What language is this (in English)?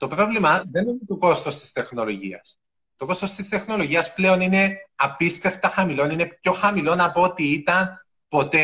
Greek